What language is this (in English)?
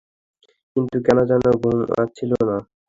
Bangla